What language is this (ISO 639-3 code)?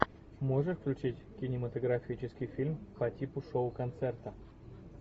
rus